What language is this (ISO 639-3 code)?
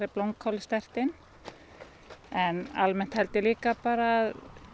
isl